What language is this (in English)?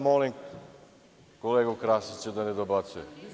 Serbian